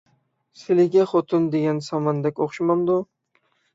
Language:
Uyghur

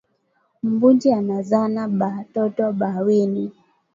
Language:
Swahili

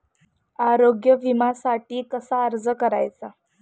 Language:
Marathi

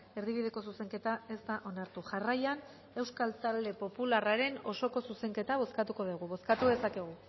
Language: Basque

